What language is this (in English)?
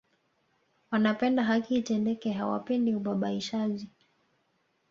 Swahili